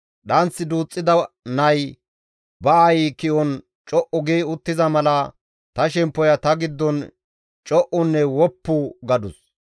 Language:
Gamo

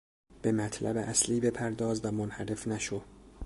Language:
Persian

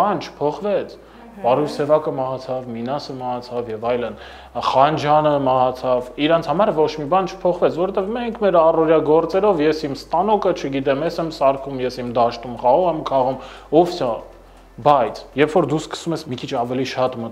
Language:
Romanian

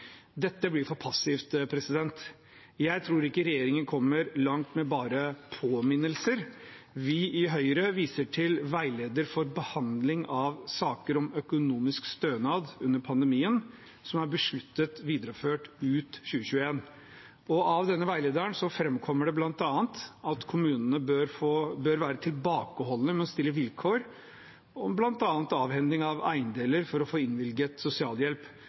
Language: Norwegian Bokmål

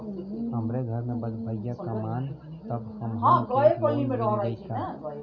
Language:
Bhojpuri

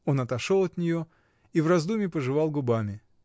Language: Russian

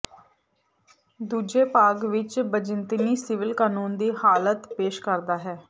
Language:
Punjabi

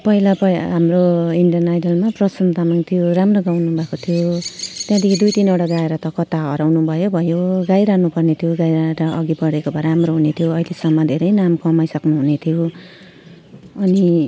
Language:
Nepali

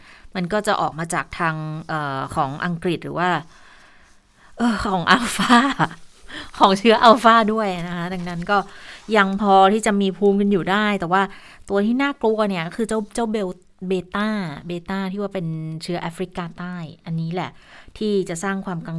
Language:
Thai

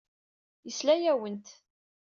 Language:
Kabyle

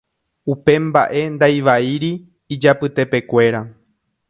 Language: Guarani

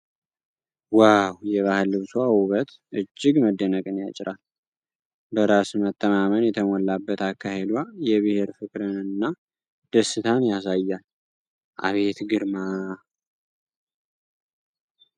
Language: Amharic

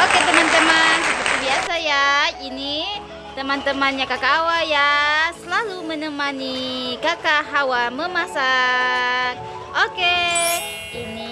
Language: Indonesian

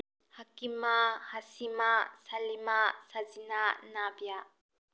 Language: Manipuri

